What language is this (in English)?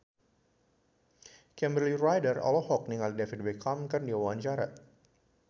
Sundanese